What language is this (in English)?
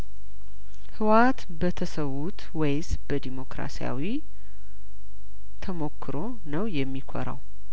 Amharic